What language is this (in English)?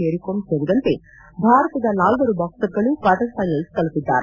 Kannada